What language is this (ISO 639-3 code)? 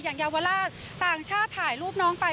tha